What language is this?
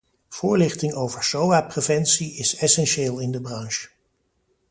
Dutch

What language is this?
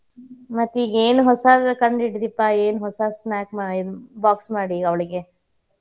Kannada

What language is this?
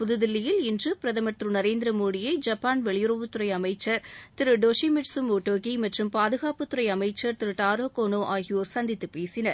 Tamil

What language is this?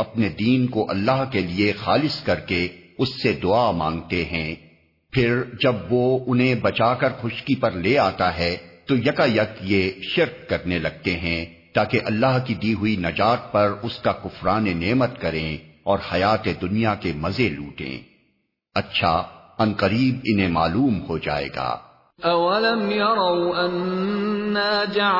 Urdu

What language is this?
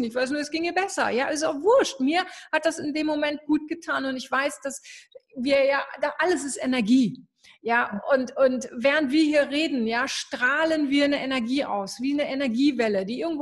German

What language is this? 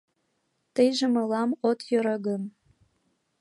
Mari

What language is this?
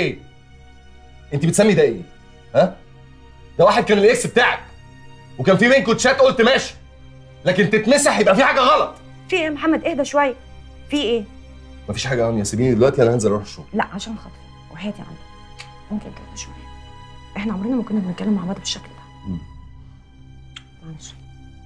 Arabic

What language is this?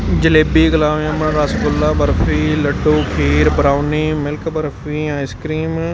Punjabi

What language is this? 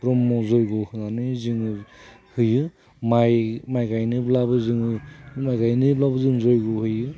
Bodo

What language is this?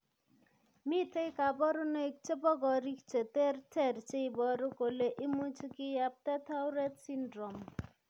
Kalenjin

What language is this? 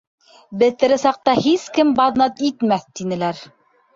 Bashkir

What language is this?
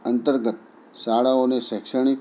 Gujarati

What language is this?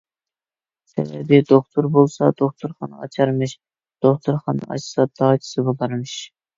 Uyghur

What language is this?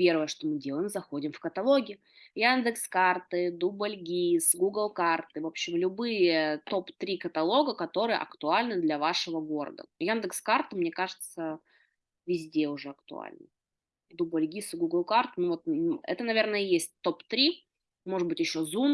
Russian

